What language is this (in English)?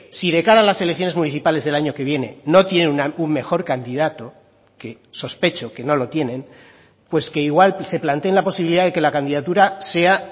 Spanish